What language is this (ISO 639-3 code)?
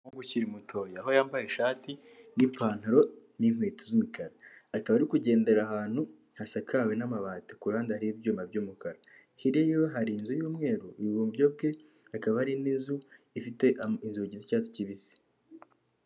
kin